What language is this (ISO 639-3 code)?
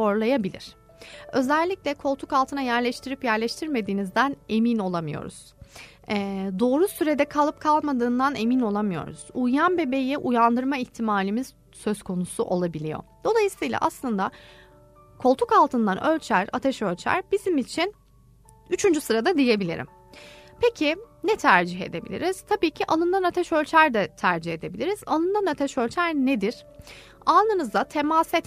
tur